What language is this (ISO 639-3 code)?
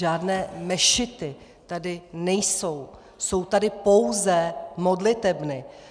ces